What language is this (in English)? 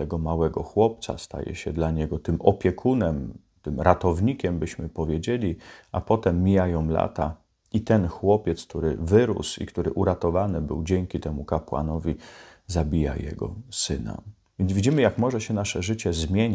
Polish